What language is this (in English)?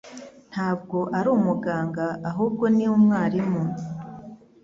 Kinyarwanda